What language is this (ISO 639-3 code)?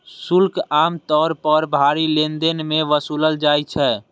mai